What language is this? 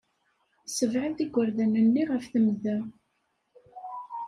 Kabyle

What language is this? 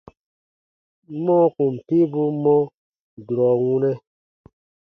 Baatonum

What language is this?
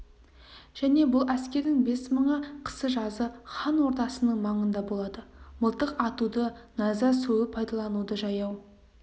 Kazakh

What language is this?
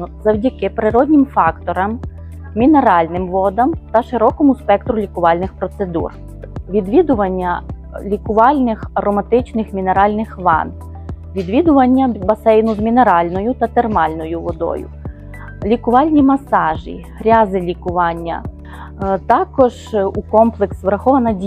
Ukrainian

